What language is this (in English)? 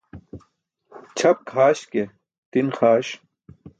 Burushaski